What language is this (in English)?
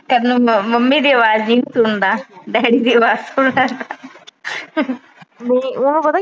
Punjabi